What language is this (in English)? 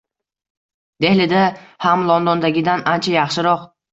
Uzbek